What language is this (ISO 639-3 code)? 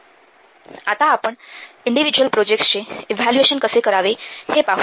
mar